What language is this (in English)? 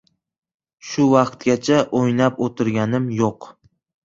Uzbek